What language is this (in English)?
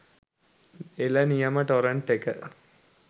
Sinhala